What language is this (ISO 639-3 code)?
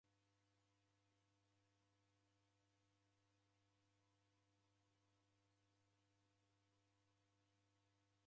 dav